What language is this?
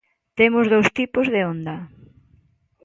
Galician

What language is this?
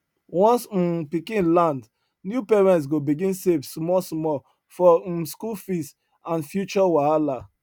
Nigerian Pidgin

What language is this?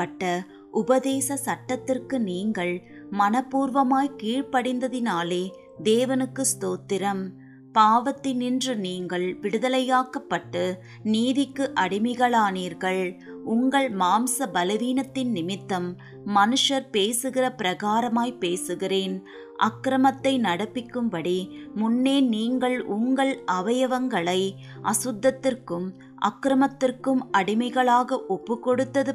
Tamil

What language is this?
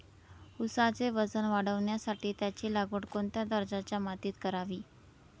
Marathi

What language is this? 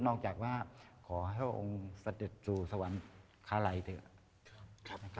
Thai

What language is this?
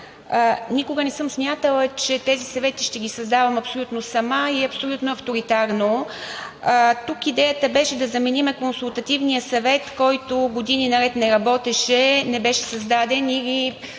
Bulgarian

